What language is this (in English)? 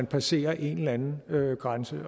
Danish